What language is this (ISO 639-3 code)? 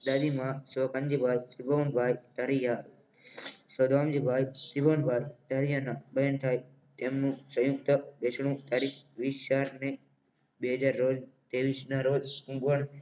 guj